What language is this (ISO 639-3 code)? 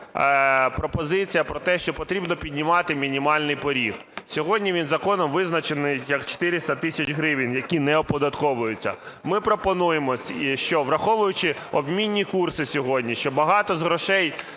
ukr